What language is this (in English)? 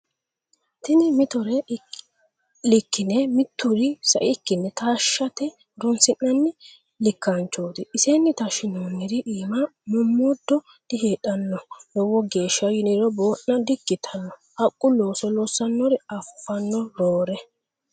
Sidamo